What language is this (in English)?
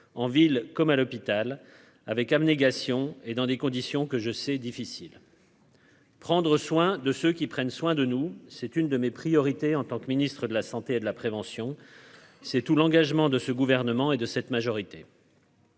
French